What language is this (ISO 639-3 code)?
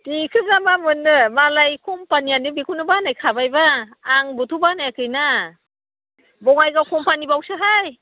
brx